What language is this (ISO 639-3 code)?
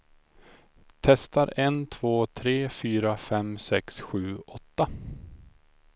swe